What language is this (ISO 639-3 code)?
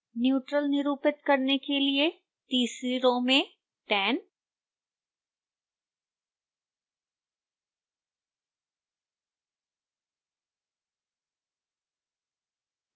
hin